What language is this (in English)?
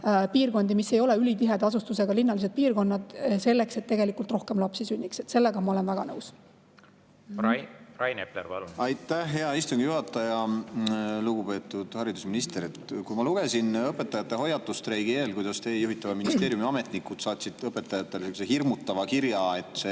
Estonian